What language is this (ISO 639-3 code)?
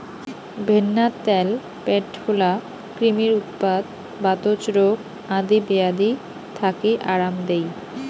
ben